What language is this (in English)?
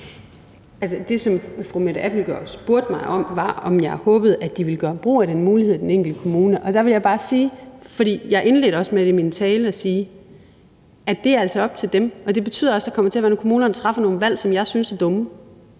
Danish